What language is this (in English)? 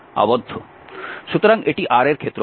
Bangla